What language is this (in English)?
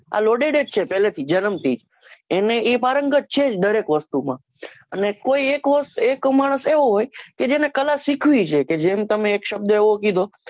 Gujarati